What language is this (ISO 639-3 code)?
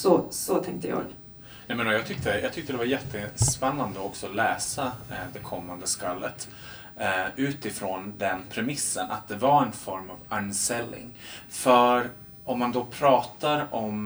swe